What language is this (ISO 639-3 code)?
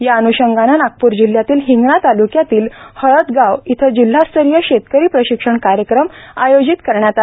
mar